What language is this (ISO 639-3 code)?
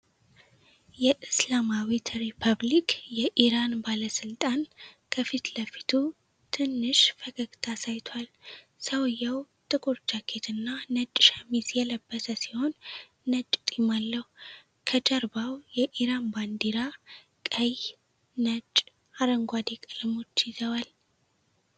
amh